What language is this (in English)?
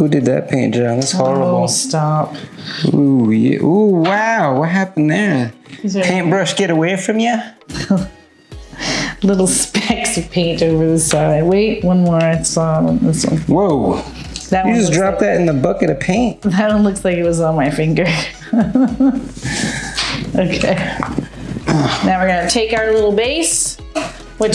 English